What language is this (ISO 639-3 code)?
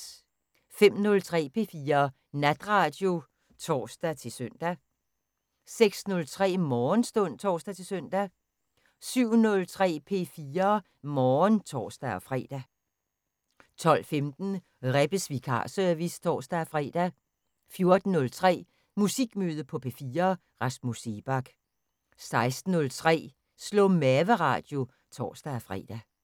dan